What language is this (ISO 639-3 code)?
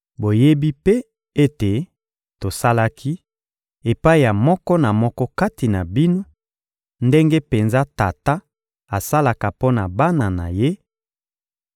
lin